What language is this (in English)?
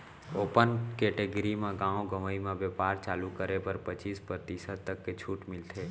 Chhattisgarhi